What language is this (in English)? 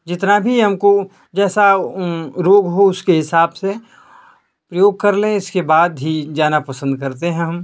Hindi